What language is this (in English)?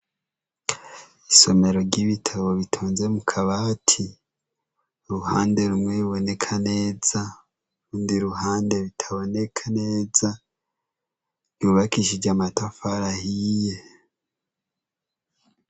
Rundi